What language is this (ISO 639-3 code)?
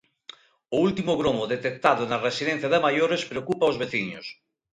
glg